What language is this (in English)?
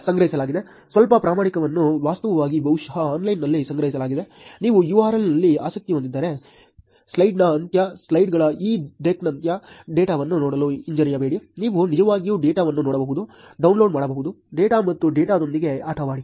Kannada